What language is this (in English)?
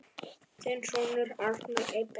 Icelandic